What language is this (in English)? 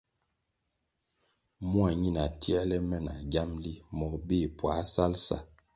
Kwasio